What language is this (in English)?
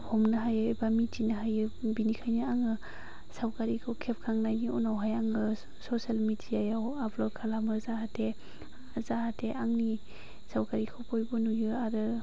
Bodo